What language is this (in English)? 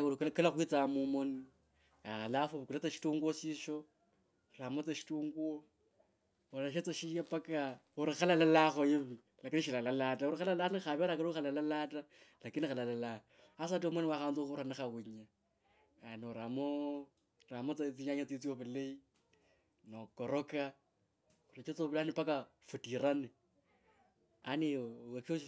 Kabras